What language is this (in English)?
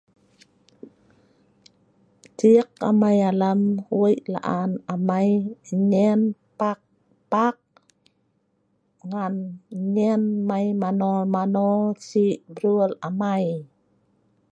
Sa'ban